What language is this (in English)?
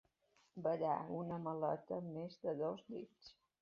Catalan